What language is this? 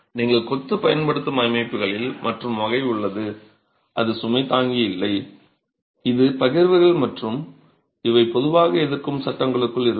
Tamil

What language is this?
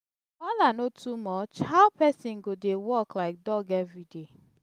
Nigerian Pidgin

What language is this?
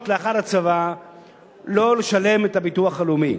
Hebrew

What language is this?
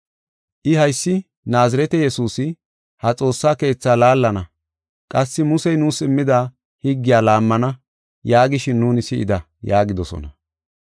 Gofa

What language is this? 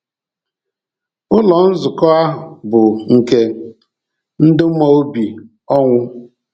Igbo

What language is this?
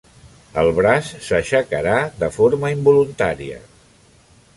Catalan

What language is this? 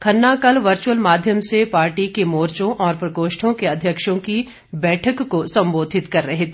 Hindi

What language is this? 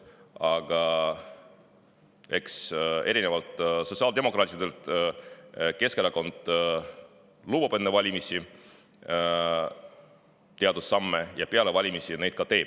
Estonian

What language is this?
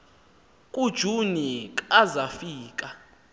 Xhosa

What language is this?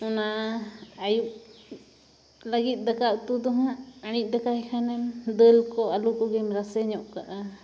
Santali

